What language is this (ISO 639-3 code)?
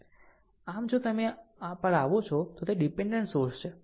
guj